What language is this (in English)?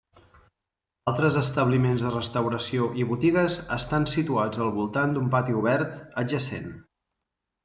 Catalan